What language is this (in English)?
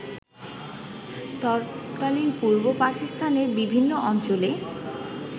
Bangla